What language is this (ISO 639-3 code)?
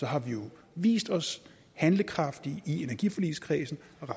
dan